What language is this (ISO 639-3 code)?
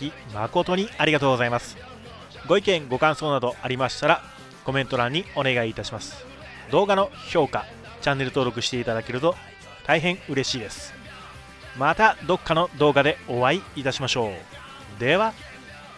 jpn